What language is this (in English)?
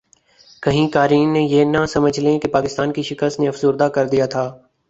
Urdu